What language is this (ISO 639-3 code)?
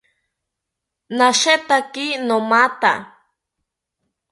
cpy